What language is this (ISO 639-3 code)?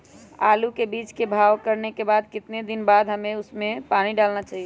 mag